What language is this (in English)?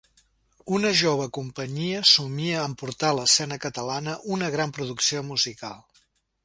Catalan